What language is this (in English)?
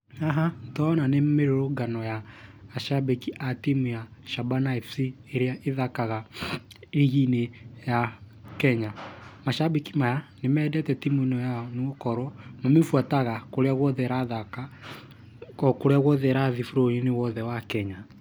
Kikuyu